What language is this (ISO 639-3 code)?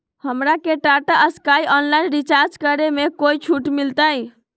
mag